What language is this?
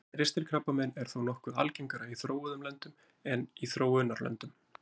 Icelandic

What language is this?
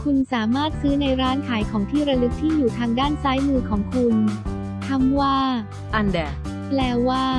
Thai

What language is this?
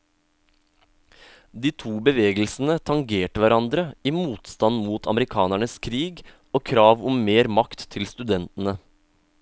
Norwegian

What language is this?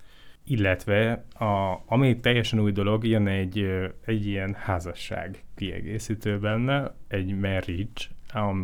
Hungarian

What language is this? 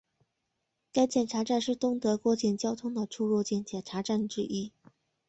Chinese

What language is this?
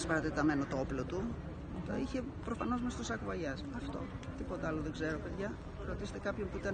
Greek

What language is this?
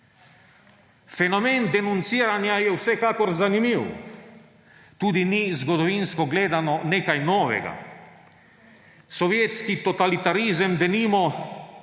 Slovenian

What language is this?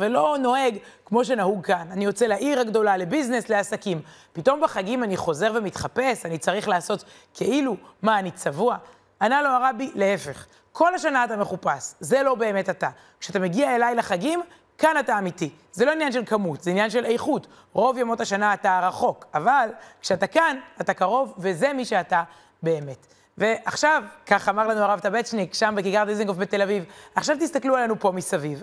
Hebrew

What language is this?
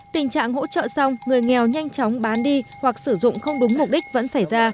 Vietnamese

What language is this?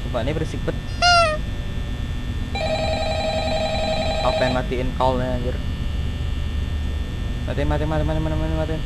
Indonesian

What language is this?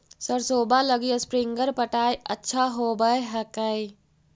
Magahi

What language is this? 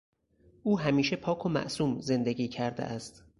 Persian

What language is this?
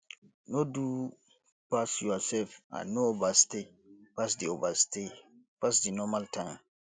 Nigerian Pidgin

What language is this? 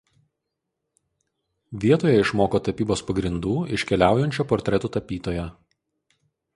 Lithuanian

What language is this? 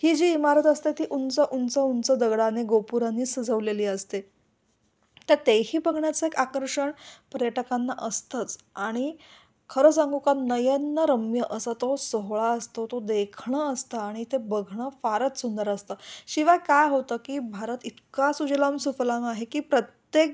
Marathi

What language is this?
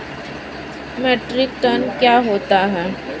Hindi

